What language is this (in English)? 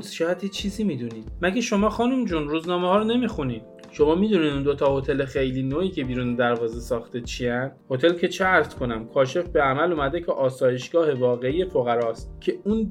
Persian